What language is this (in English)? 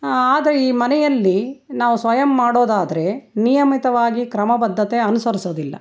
Kannada